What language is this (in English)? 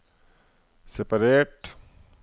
Norwegian